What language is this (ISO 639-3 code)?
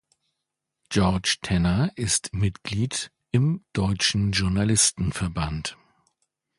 deu